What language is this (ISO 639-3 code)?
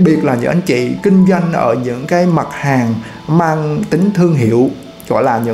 vie